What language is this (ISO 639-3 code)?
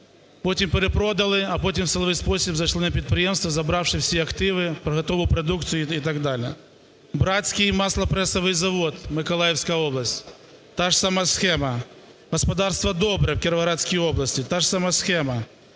ukr